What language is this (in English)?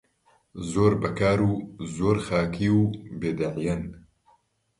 Central Kurdish